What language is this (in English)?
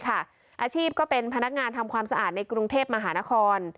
Thai